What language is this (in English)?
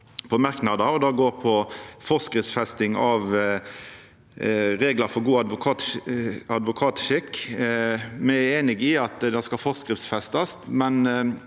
Norwegian